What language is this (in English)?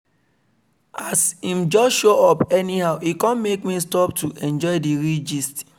Nigerian Pidgin